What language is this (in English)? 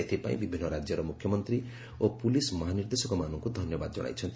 Odia